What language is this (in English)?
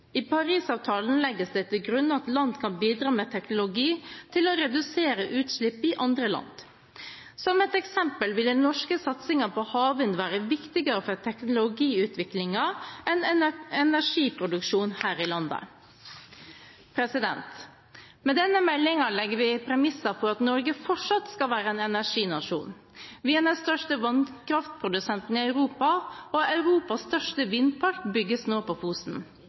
Norwegian Bokmål